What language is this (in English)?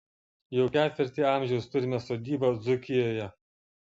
Lithuanian